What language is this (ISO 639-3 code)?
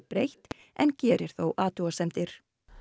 isl